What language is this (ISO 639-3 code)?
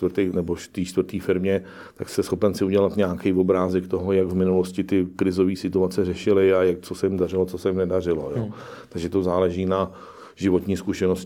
ces